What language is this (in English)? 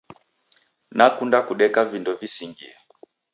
Taita